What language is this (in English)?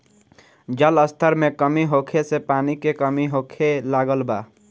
Bhojpuri